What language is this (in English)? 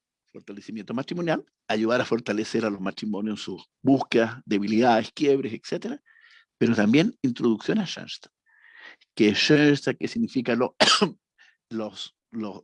Spanish